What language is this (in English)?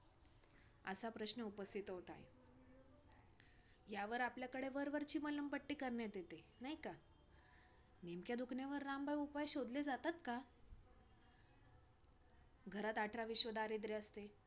Marathi